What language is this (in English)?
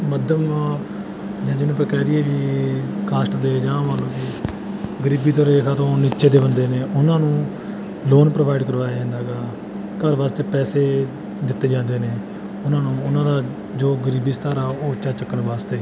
Punjabi